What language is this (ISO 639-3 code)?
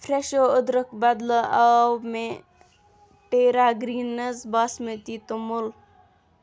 kas